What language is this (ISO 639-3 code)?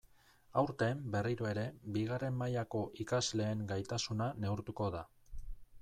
eus